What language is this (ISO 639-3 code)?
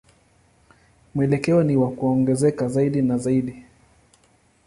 swa